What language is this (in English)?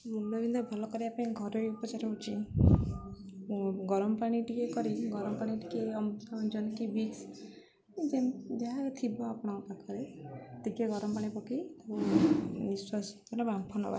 Odia